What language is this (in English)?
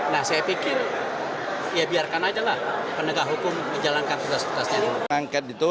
Indonesian